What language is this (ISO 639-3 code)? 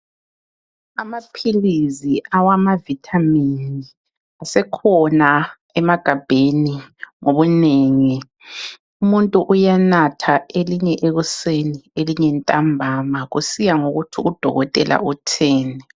nde